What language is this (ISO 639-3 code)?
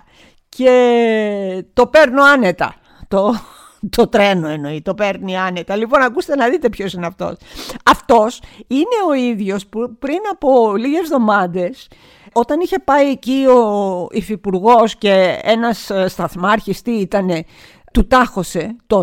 ell